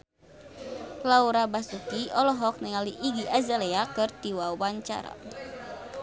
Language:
Sundanese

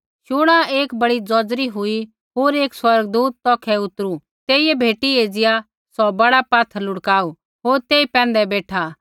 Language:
Kullu Pahari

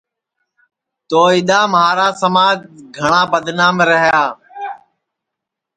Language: Sansi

